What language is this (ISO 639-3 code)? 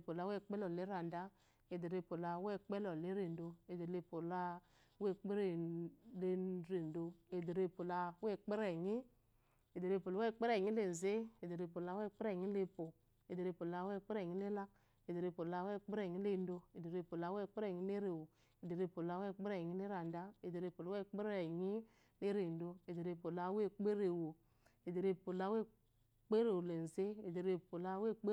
afo